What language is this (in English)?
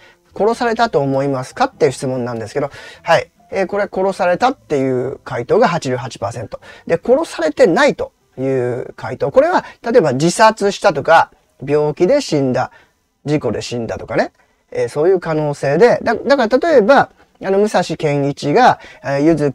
Japanese